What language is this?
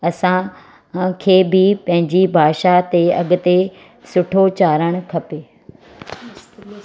Sindhi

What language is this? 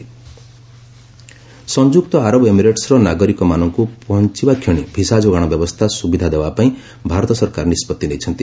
Odia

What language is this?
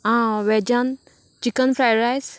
Konkani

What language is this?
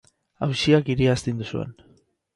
Basque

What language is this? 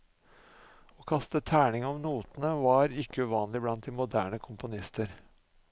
Norwegian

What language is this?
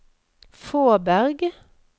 Norwegian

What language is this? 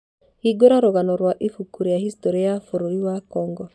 Kikuyu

